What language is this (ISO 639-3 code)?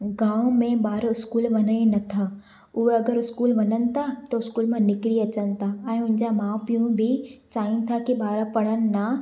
snd